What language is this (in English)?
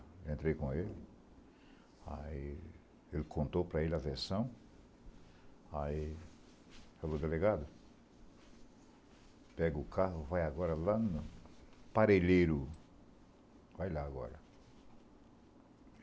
Portuguese